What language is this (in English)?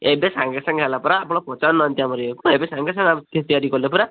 Odia